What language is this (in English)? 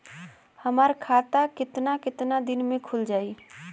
Bhojpuri